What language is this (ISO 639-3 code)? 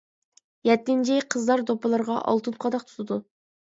uig